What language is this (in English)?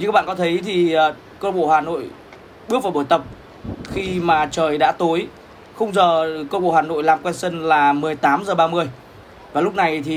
Vietnamese